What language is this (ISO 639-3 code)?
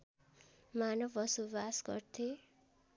nep